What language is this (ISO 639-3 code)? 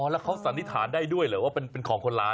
tha